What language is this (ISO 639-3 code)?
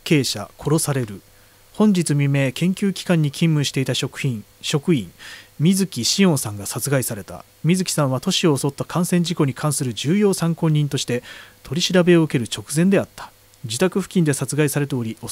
jpn